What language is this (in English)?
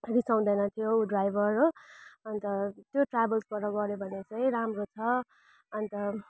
Nepali